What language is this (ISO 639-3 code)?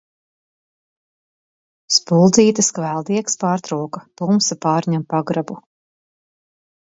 lav